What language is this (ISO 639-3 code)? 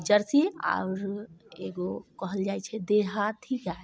mai